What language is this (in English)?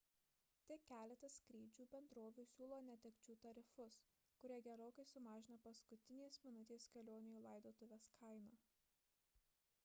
Lithuanian